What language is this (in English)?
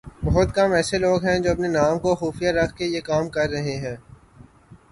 Urdu